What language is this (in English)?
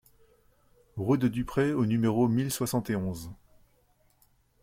French